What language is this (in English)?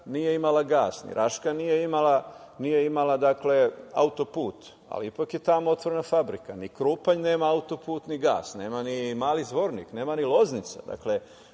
Serbian